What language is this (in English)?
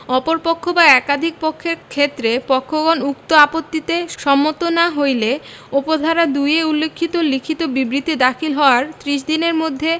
Bangla